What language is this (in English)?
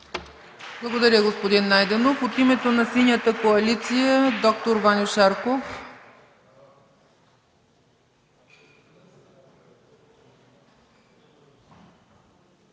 Bulgarian